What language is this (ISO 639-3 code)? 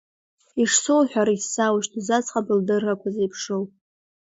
abk